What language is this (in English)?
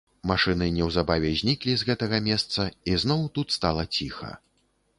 Belarusian